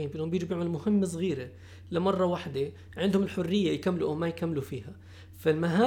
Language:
Arabic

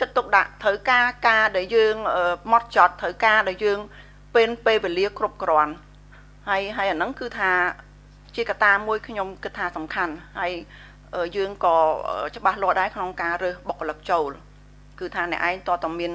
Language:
Vietnamese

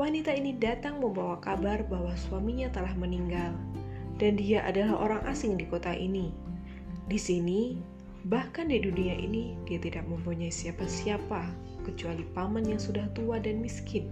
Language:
Indonesian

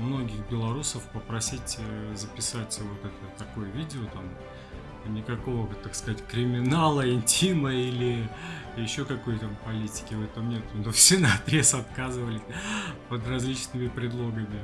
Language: Russian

